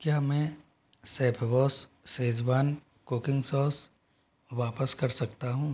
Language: Hindi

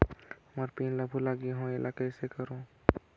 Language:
Chhattisgarhi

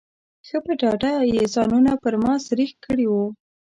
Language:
Pashto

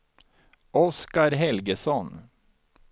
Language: Swedish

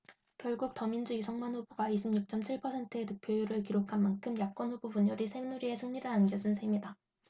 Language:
Korean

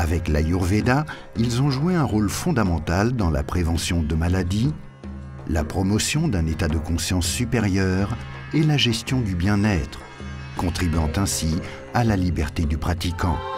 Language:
French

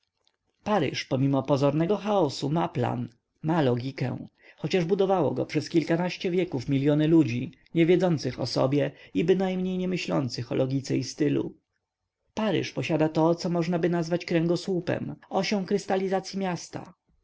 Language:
Polish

